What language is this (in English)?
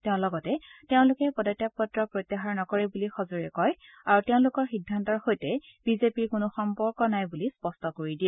Assamese